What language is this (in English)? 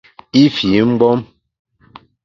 Bamun